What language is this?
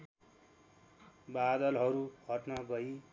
Nepali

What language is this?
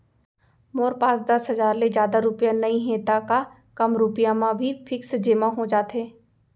Chhattisgarhi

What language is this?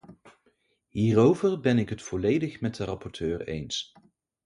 Dutch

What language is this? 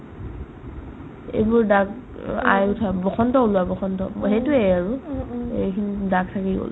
Assamese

